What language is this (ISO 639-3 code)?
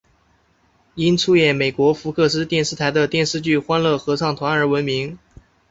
zho